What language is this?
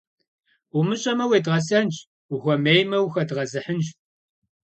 Kabardian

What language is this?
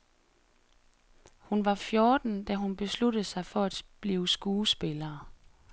Danish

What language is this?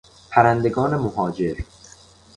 Persian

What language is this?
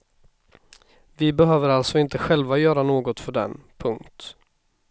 Swedish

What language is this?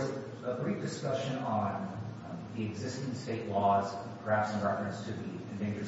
English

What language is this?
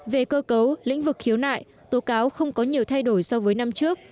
Vietnamese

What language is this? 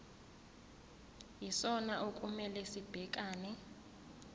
Zulu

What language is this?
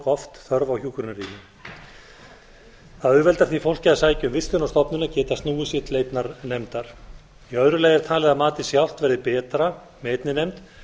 Icelandic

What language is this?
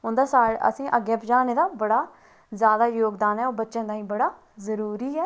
Dogri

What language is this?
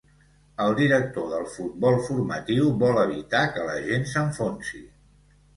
Catalan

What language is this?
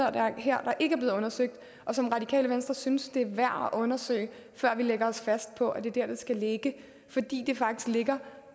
Danish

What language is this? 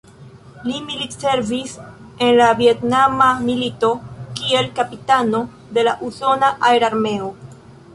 Esperanto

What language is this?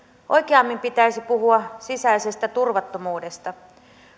Finnish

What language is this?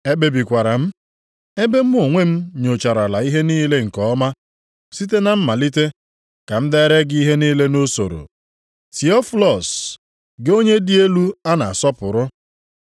Igbo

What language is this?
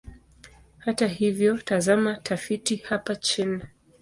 Swahili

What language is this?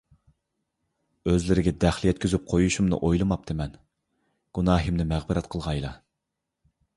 Uyghur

